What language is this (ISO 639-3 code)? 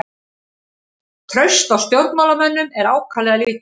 isl